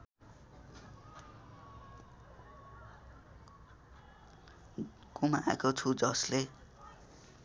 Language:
Nepali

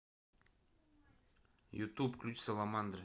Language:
Russian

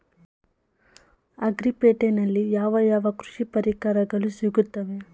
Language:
Kannada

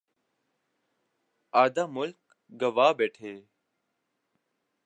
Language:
Urdu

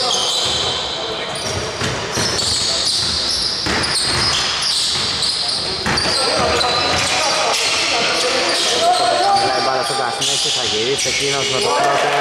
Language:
Greek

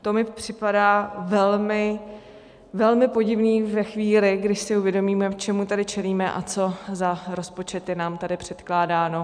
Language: Czech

